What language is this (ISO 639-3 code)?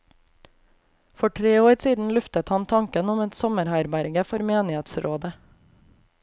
nor